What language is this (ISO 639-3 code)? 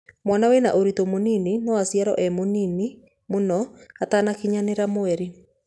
kik